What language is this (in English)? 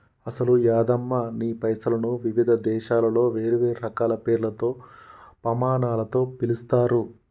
Telugu